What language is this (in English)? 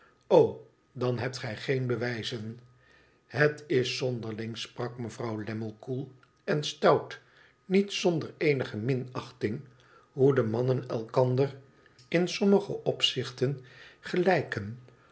Dutch